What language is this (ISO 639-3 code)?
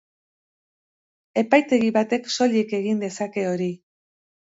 eus